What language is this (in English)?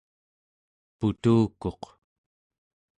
Central Yupik